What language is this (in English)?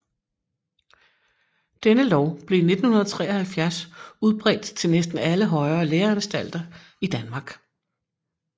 Danish